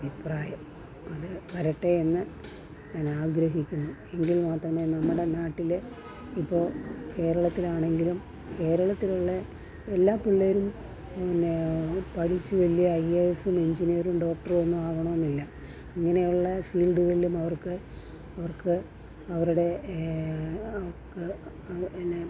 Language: Malayalam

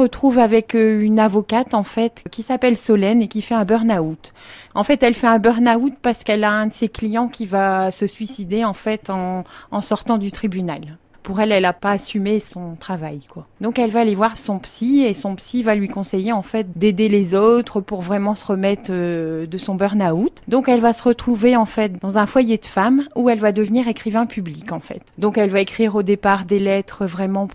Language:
French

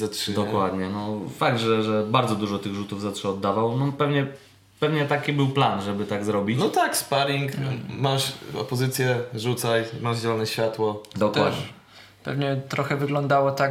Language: Polish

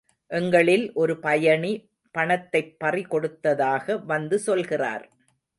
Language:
Tamil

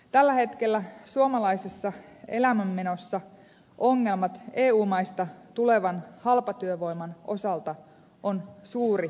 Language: Finnish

